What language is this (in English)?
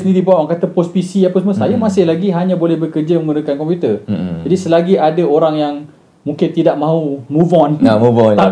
Malay